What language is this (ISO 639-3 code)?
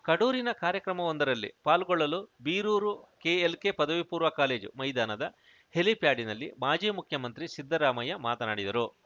kan